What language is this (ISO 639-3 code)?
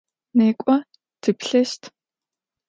ady